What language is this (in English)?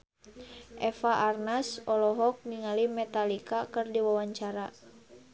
Sundanese